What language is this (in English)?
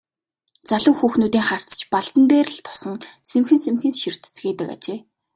Mongolian